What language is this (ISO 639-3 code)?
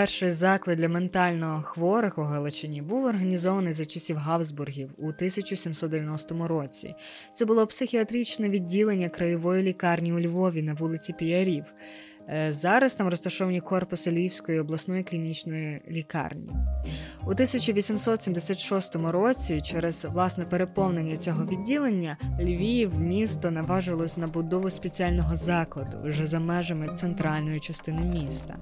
ukr